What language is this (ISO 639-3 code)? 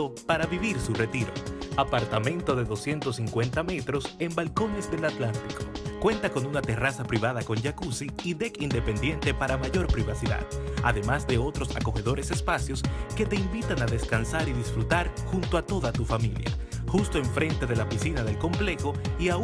spa